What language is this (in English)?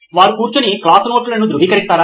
Telugu